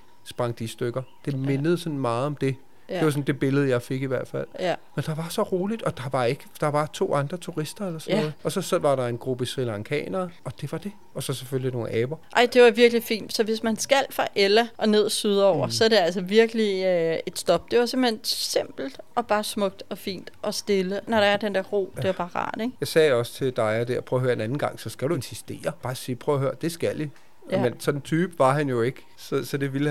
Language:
Danish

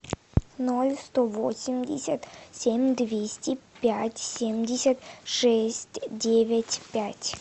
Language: Russian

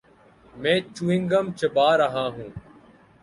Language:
Urdu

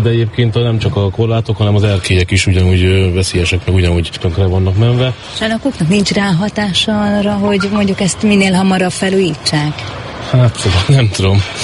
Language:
Hungarian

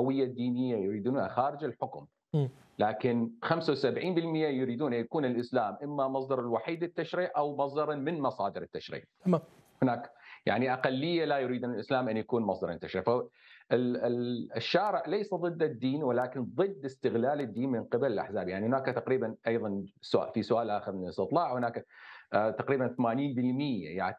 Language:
Arabic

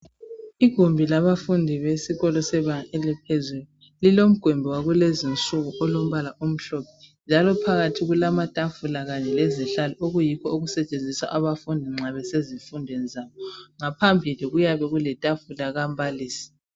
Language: North Ndebele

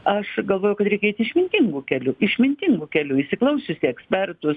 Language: Lithuanian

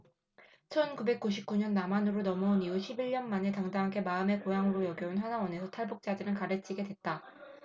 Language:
Korean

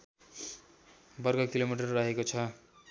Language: Nepali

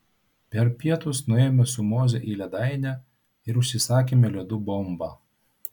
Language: Lithuanian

